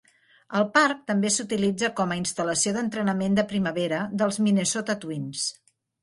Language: Catalan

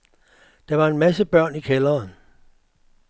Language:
Danish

